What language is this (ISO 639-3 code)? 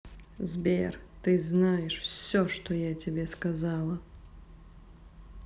rus